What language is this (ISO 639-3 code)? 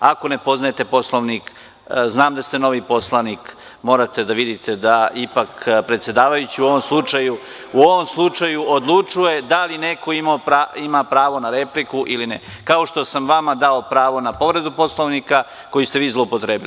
srp